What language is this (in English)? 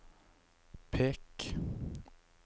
Norwegian